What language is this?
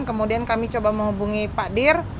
Indonesian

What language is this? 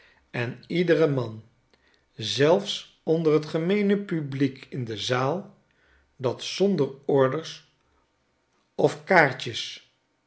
Dutch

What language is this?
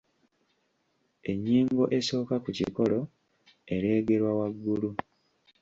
Ganda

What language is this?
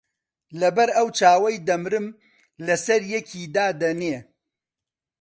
Central Kurdish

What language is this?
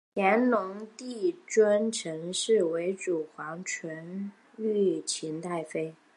Chinese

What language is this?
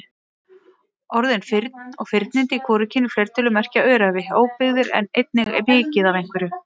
Icelandic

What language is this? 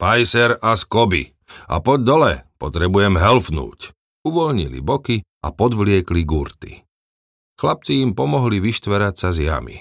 Slovak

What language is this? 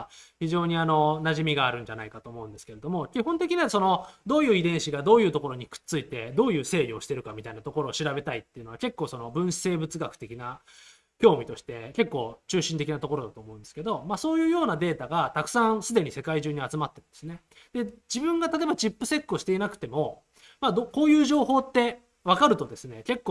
Japanese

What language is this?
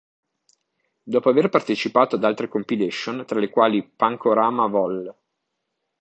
Italian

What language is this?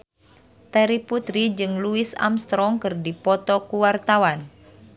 Sundanese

